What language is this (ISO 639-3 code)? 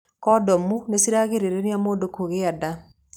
kik